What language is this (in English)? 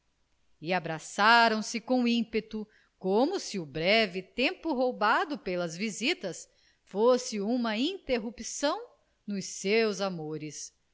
Portuguese